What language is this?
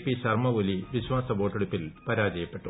Malayalam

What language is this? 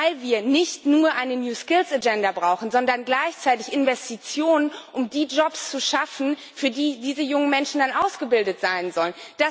German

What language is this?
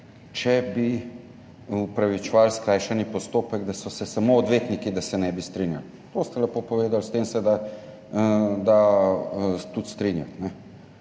Slovenian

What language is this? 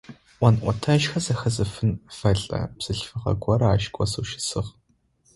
Adyghe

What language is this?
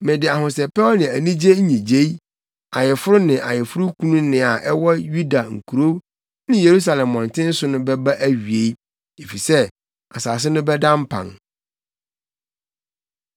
Akan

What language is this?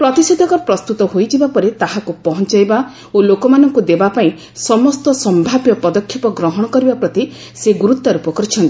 Odia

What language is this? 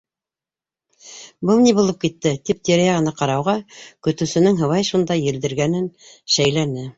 Bashkir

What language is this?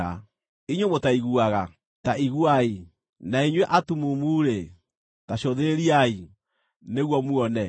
Kikuyu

